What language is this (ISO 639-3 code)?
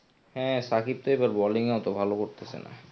ben